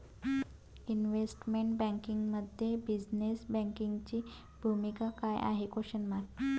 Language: Marathi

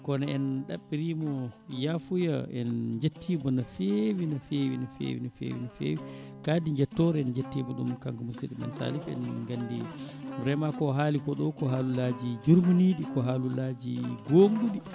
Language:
Fula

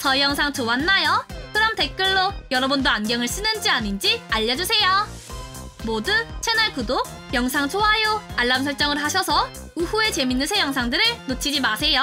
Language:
Korean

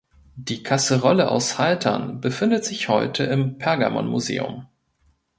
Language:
German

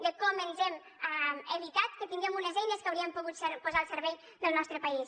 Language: Catalan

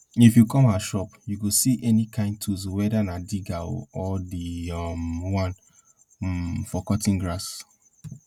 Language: Nigerian Pidgin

